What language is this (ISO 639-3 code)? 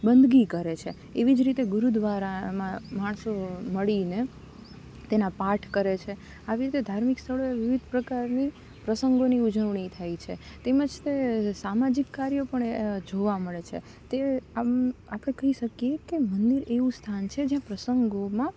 guj